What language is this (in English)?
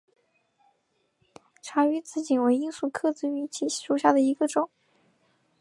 Chinese